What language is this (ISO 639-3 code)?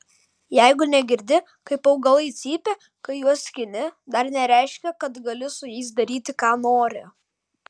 lit